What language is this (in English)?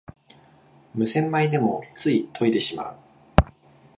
Japanese